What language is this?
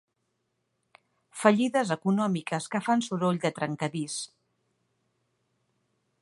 Catalan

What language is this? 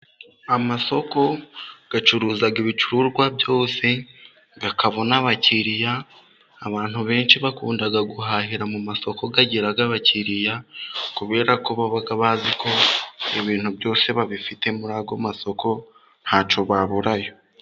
Kinyarwanda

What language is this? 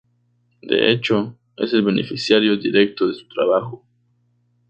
Spanish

